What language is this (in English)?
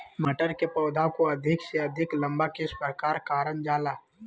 Magahi